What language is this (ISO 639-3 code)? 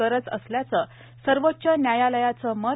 mar